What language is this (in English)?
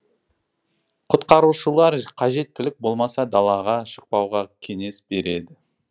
Kazakh